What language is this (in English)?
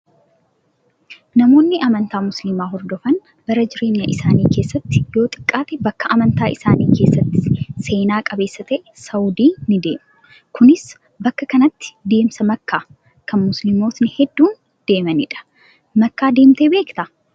Oromo